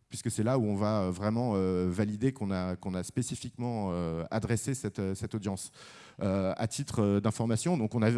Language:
French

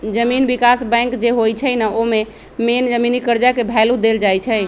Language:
Magahi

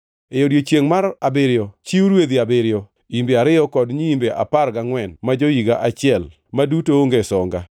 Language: Luo (Kenya and Tanzania)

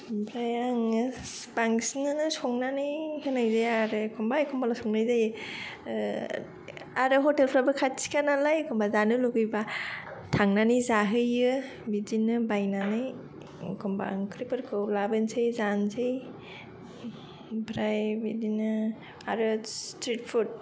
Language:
Bodo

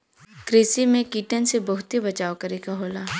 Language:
Bhojpuri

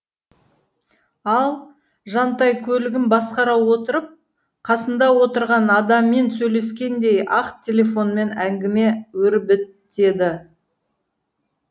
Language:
Kazakh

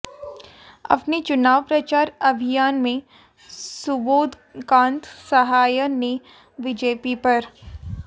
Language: Hindi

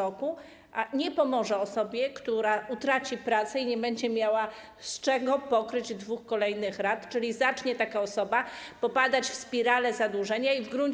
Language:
Polish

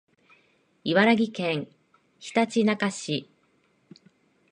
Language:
Japanese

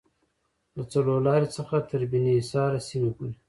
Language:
Pashto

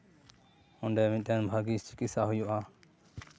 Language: Santali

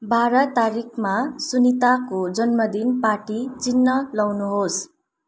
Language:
Nepali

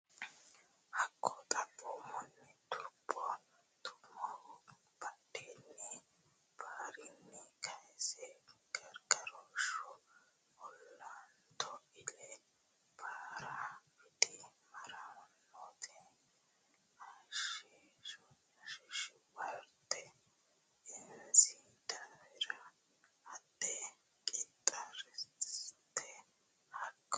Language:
Sidamo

